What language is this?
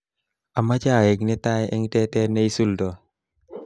Kalenjin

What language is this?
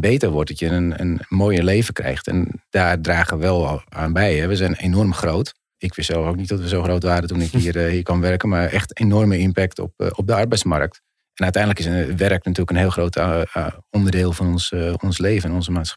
Dutch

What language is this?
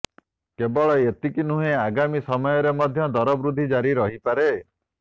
Odia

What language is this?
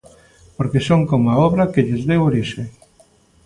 Galician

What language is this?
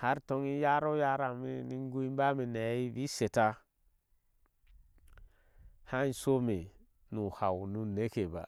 Ashe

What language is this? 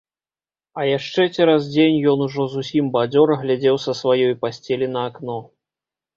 Belarusian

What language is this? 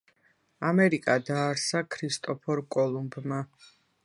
Georgian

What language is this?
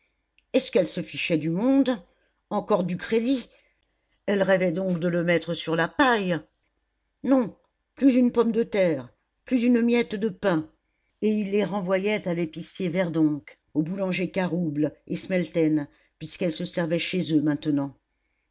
French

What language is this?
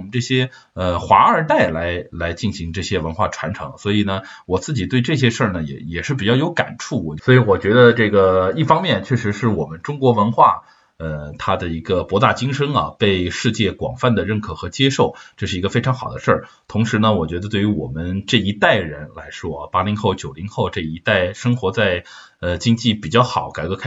Chinese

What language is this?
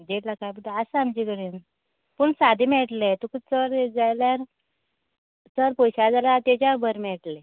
Konkani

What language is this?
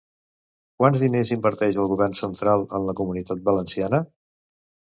Catalan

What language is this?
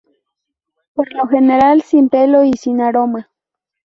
Spanish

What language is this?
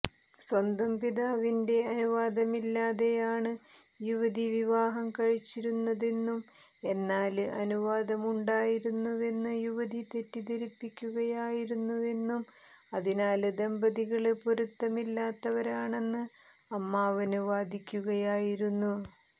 Malayalam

